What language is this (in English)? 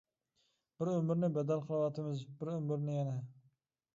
Uyghur